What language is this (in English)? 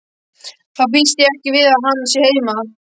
Icelandic